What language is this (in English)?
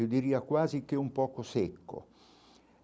Portuguese